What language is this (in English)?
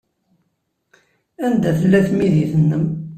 Kabyle